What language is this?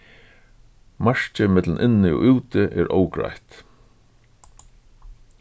Faroese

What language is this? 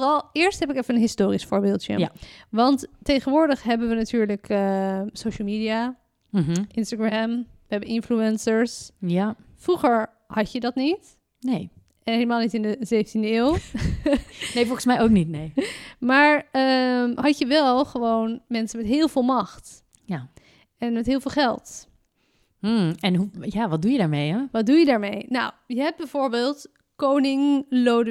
Dutch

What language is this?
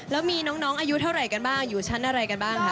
Thai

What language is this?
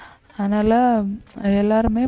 Tamil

